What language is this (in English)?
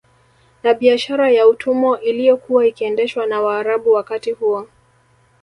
Swahili